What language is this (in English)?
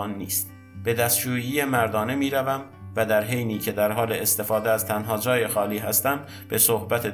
Persian